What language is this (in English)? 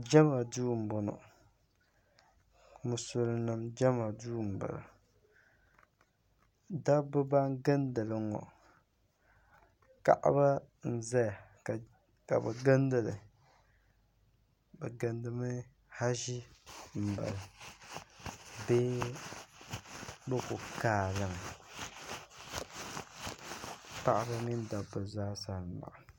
Dagbani